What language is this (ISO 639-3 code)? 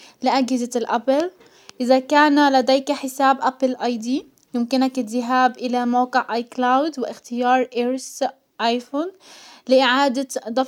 acw